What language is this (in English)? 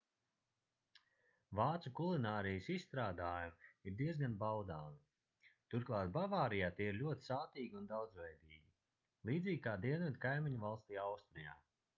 Latvian